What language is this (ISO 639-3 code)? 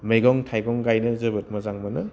brx